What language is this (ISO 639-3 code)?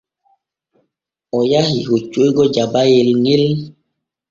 fue